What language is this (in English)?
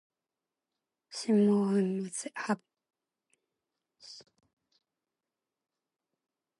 Korean